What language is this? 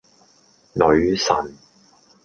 Cantonese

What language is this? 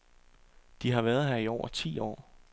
Danish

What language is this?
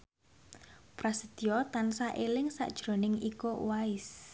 Javanese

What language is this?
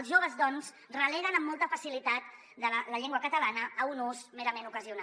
Catalan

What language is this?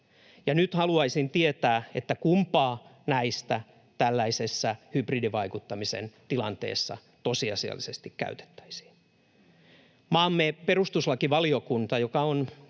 Finnish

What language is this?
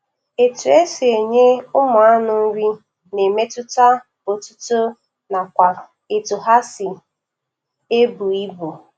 Igbo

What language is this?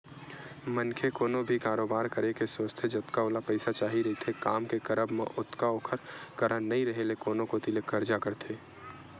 Chhattisgarhi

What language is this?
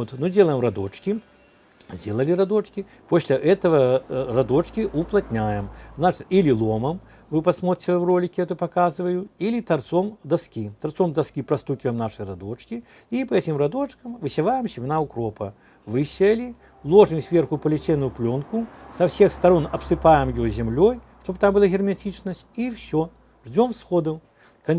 Russian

